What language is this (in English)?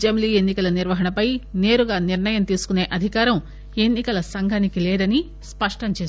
Telugu